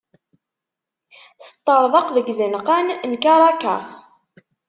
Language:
Kabyle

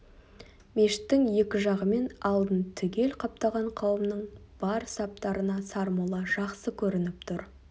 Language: Kazakh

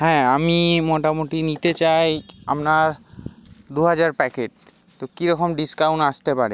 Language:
Bangla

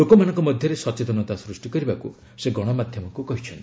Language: Odia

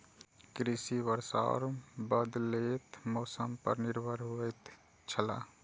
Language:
Maithili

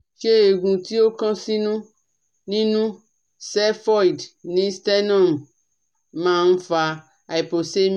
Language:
Yoruba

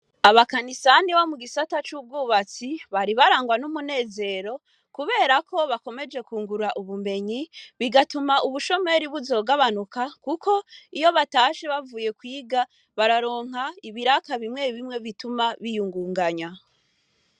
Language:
Rundi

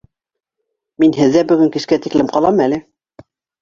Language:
Bashkir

